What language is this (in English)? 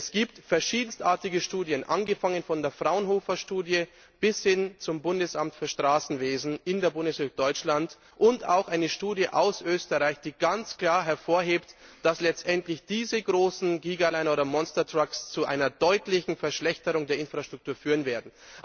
German